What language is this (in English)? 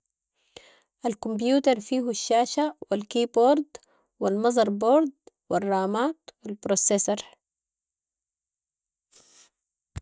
Sudanese Arabic